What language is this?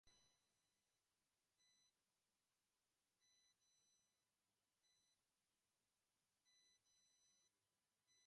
Spanish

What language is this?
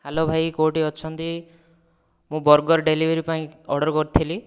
Odia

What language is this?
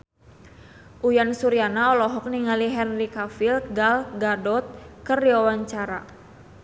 Sundanese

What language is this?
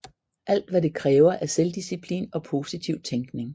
Danish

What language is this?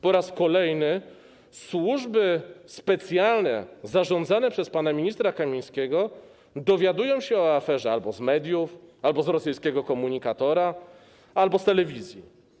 Polish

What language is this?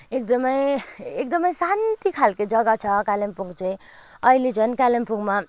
Nepali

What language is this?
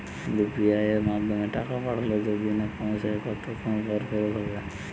Bangla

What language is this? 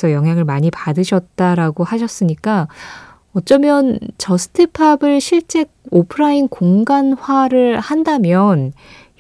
Korean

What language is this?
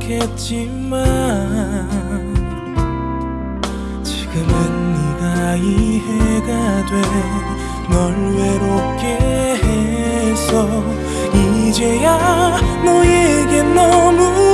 Korean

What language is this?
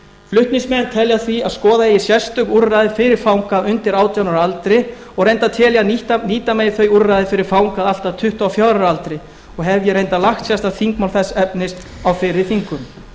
Icelandic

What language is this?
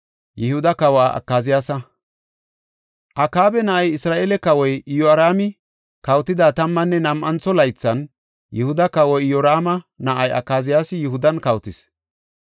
Gofa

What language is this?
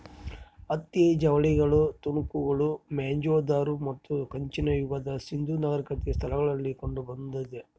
Kannada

